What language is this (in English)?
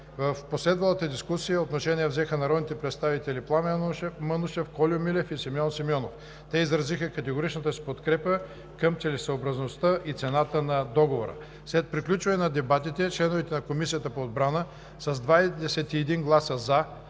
Bulgarian